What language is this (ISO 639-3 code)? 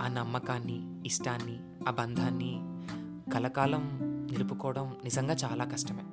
tel